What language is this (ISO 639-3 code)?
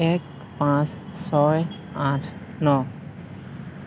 asm